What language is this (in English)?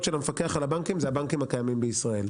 Hebrew